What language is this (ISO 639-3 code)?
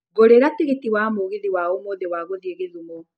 kik